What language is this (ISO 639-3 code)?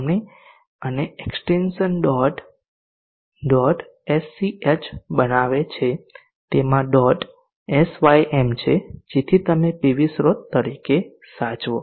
guj